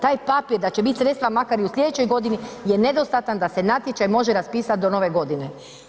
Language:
Croatian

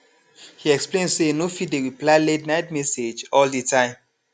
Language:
Nigerian Pidgin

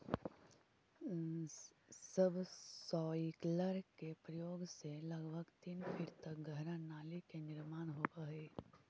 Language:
Magahi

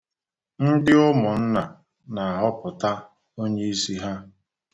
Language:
Igbo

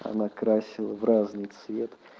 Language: Russian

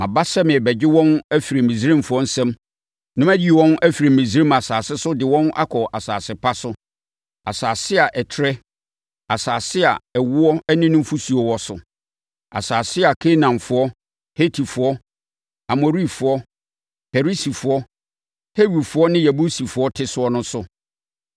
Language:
Akan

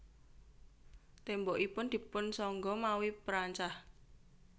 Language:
Javanese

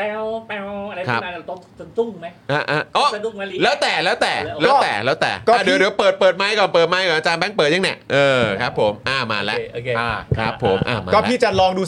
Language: Thai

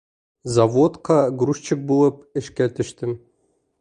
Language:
Bashkir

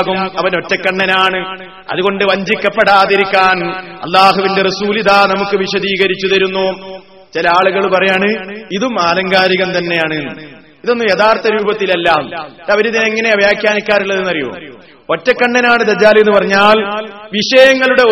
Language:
Malayalam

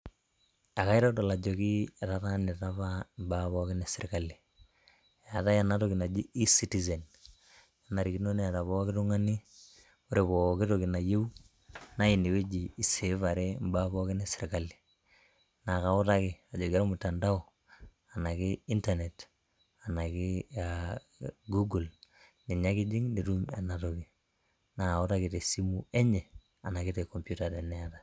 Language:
Masai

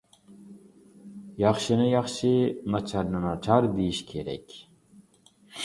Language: Uyghur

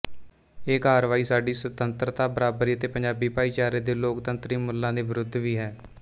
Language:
Punjabi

